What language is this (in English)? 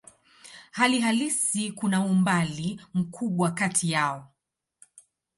Swahili